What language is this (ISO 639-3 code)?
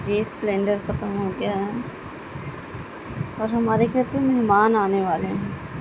urd